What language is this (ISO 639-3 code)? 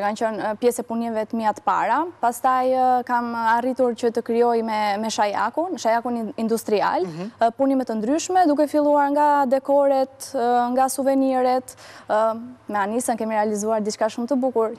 ron